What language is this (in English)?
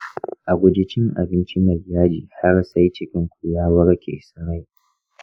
Hausa